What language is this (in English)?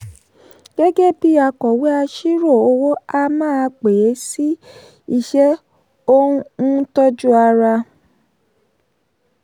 Yoruba